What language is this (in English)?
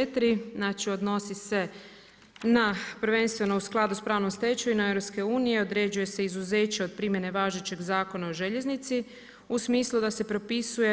Croatian